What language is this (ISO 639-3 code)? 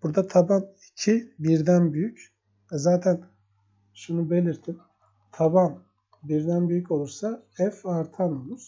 tur